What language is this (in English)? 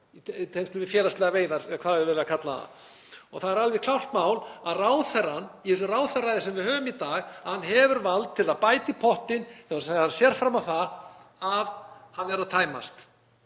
Icelandic